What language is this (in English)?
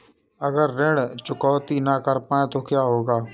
Hindi